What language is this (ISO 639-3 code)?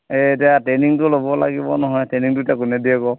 asm